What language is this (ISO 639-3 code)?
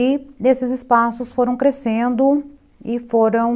por